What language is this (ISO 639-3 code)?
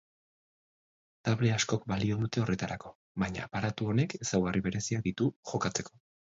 eus